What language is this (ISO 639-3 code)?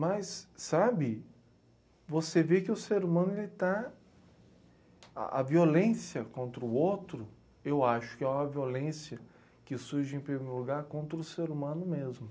por